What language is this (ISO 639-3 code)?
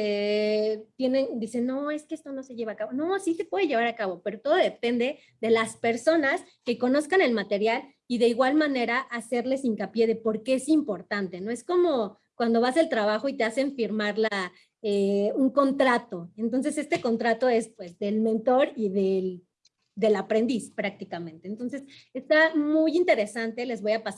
spa